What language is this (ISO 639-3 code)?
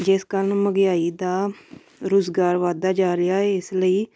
pan